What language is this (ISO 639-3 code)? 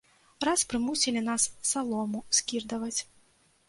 bel